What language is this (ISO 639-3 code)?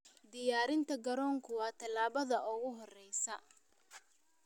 som